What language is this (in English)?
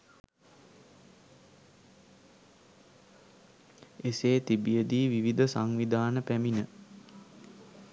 Sinhala